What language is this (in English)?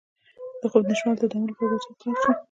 Pashto